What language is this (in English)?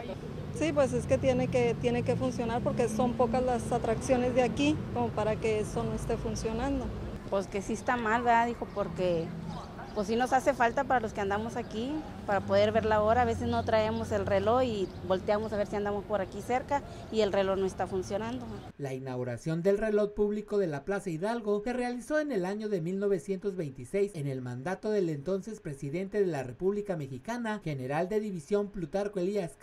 Spanish